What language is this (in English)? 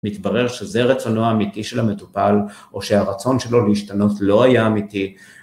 Hebrew